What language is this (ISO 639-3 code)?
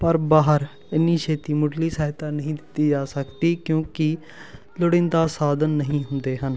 pan